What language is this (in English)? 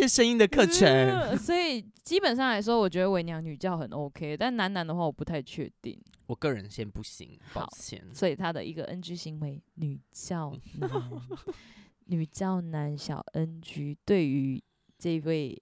Chinese